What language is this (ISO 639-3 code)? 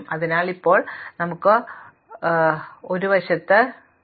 mal